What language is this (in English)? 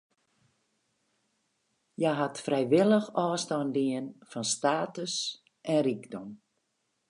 Western Frisian